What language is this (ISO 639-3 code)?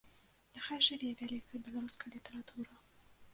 bel